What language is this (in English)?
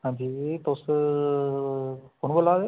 Dogri